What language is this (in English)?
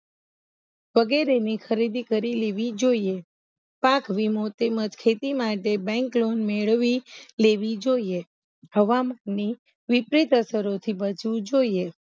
Gujarati